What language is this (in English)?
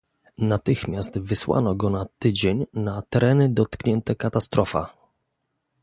Polish